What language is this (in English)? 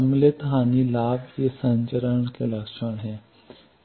Hindi